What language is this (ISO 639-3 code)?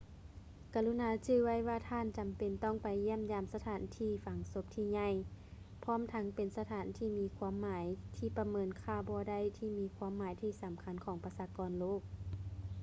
lao